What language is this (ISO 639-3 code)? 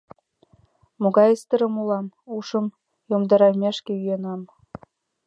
chm